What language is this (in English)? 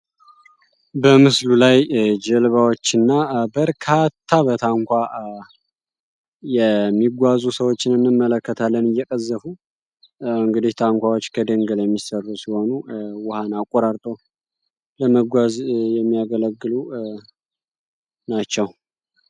Amharic